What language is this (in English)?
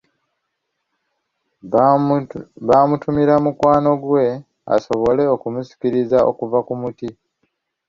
Ganda